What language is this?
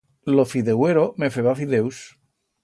Aragonese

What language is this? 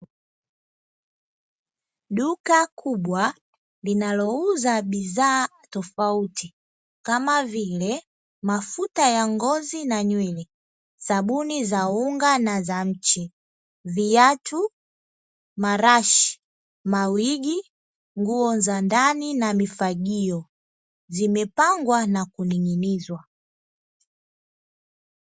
Swahili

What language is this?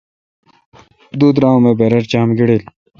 Kalkoti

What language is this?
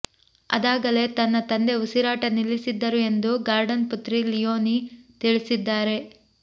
Kannada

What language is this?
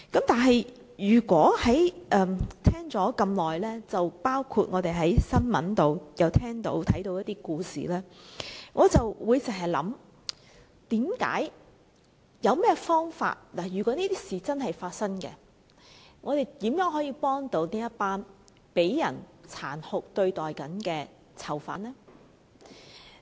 Cantonese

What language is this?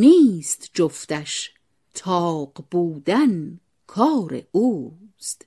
Persian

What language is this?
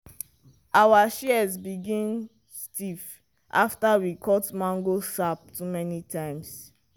Nigerian Pidgin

